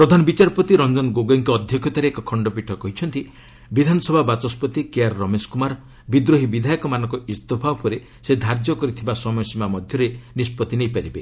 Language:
Odia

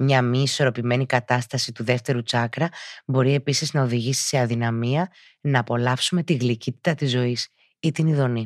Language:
Greek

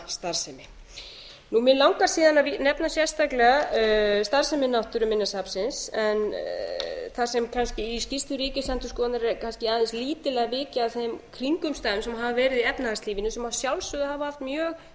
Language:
Icelandic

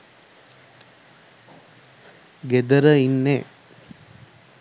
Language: Sinhala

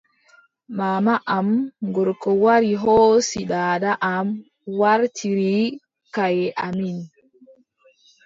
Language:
Adamawa Fulfulde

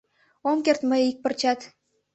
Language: Mari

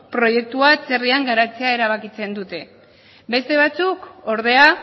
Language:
Basque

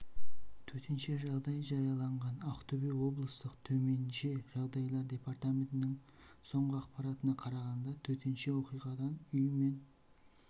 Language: Kazakh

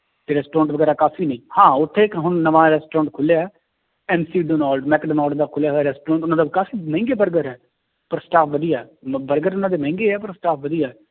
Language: Punjabi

